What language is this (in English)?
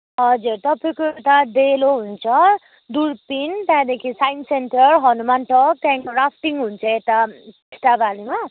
Nepali